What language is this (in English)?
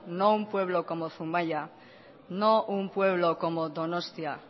Spanish